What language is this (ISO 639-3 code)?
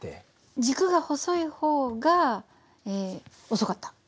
jpn